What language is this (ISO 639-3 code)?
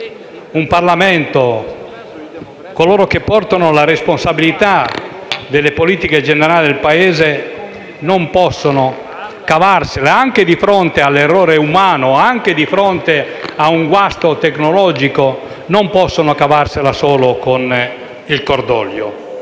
ita